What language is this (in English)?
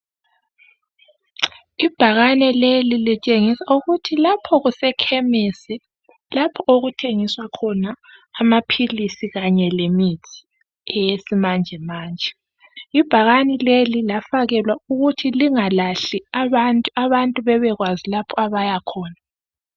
North Ndebele